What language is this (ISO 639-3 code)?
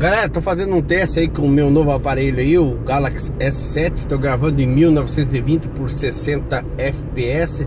por